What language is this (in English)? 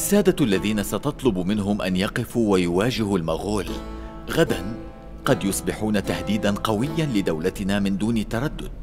Arabic